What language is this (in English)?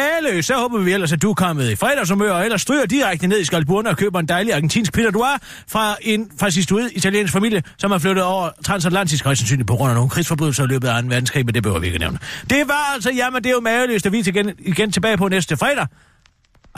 Danish